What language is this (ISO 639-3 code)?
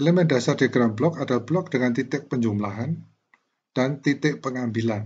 ind